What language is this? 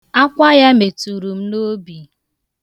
Igbo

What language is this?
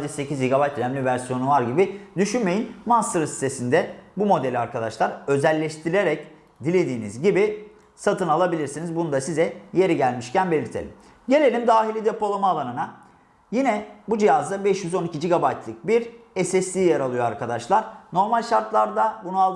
Turkish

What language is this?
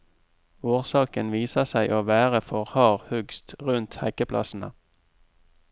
Norwegian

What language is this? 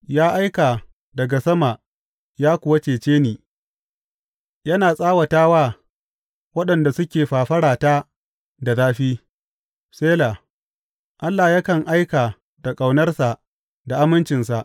Hausa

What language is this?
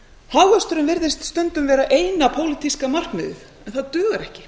Icelandic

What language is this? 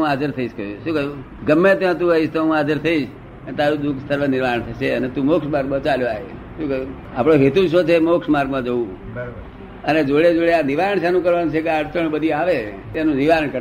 Gujarati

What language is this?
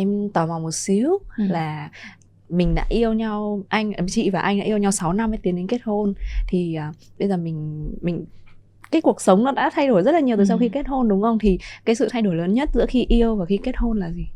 Vietnamese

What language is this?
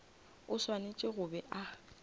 Northern Sotho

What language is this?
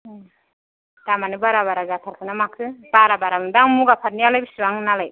Bodo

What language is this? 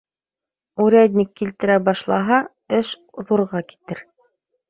Bashkir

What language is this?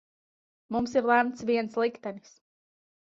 Latvian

